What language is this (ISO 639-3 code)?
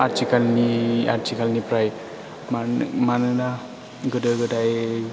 brx